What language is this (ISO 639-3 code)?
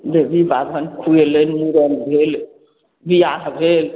mai